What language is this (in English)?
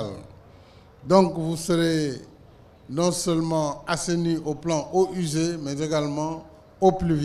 French